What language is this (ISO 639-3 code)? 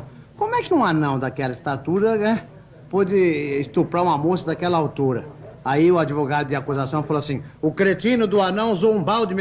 por